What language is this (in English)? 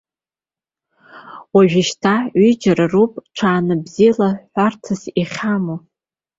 Abkhazian